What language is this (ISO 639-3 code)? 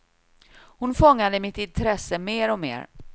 swe